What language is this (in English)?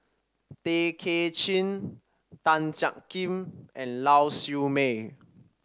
English